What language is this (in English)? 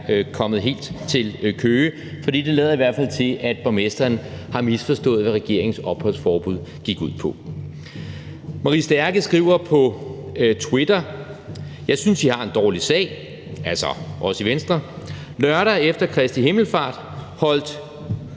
Danish